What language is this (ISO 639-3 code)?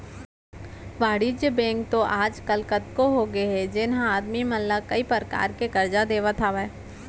hne